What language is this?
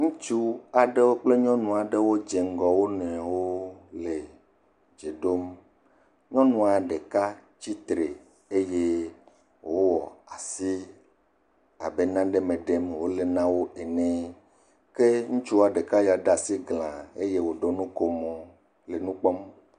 Ewe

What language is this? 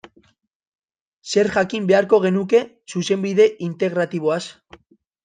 Basque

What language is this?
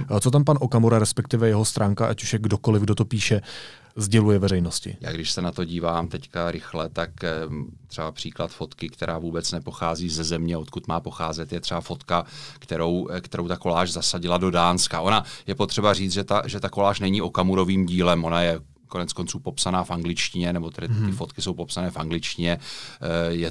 Czech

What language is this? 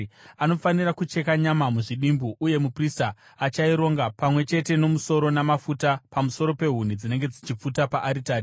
Shona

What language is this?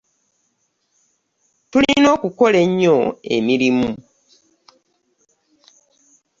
Ganda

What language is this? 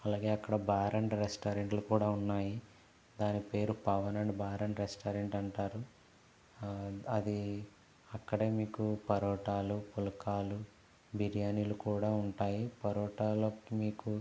Telugu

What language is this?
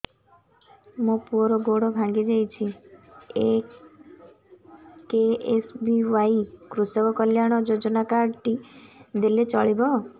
Odia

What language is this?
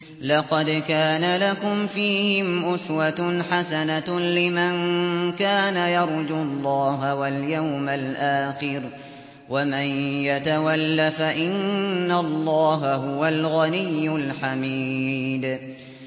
Arabic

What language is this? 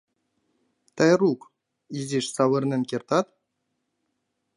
Mari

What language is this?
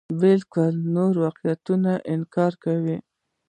Pashto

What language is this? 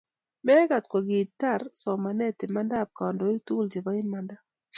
Kalenjin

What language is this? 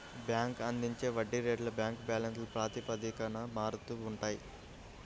Telugu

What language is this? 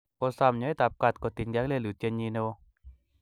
Kalenjin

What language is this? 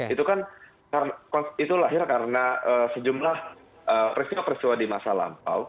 Indonesian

